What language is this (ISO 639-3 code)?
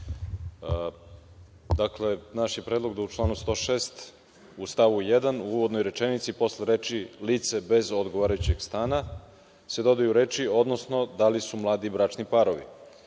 srp